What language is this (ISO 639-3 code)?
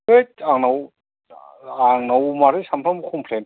brx